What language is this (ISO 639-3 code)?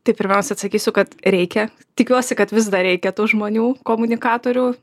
lit